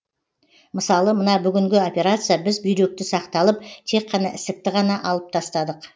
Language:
Kazakh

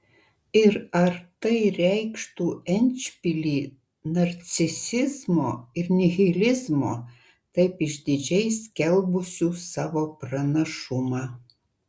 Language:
Lithuanian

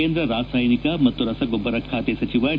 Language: Kannada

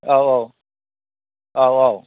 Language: Bodo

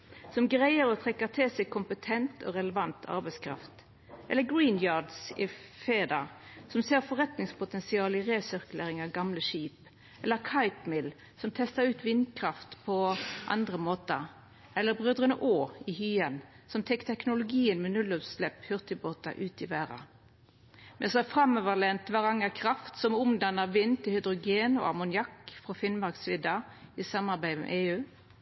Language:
Norwegian Nynorsk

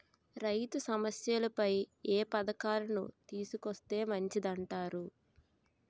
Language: Telugu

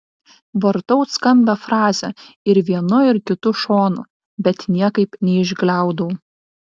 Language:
Lithuanian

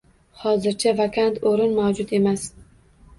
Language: Uzbek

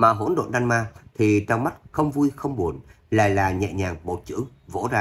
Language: Vietnamese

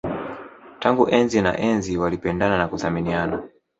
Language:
Swahili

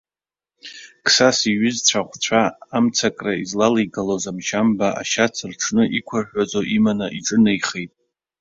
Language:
Abkhazian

